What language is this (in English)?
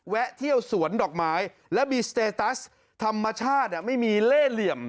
Thai